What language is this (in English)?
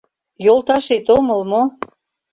Mari